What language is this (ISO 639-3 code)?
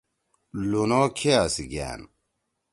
trw